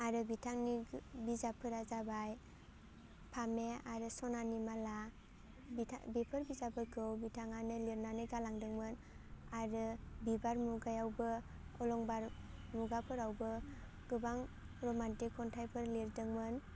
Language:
Bodo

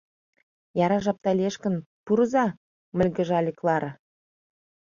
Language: Mari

